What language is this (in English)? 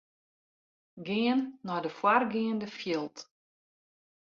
Western Frisian